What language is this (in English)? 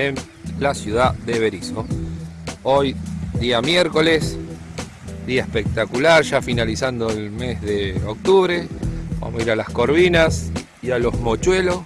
Spanish